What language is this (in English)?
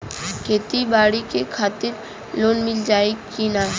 Bhojpuri